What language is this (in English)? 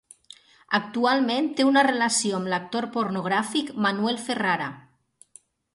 Catalan